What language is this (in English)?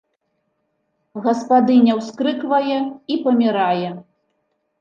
Belarusian